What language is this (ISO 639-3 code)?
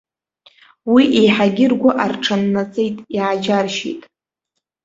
abk